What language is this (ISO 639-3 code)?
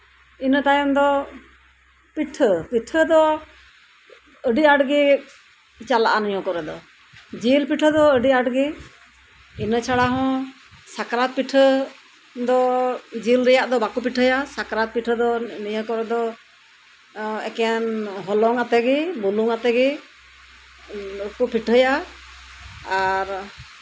sat